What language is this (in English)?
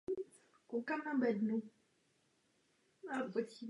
Czech